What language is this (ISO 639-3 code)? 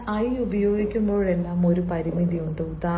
mal